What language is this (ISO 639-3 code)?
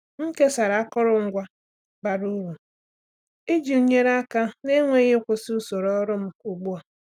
ibo